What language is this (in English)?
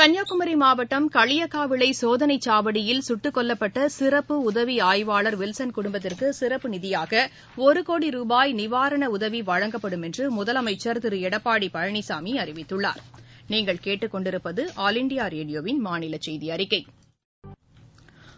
Tamil